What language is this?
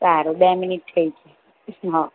Gujarati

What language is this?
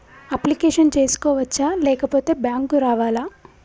Telugu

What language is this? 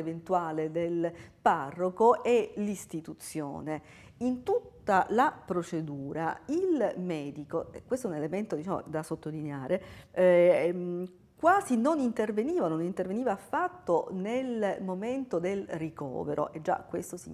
Italian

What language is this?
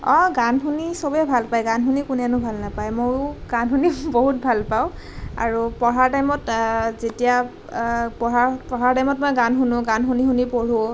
Assamese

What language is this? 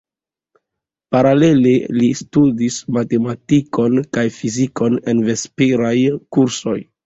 Esperanto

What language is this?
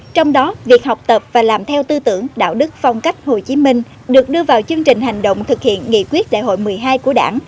Vietnamese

